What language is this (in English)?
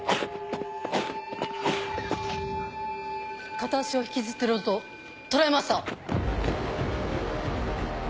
Japanese